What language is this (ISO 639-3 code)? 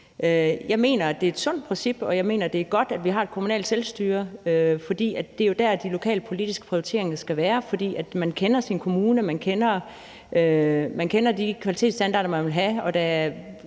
dan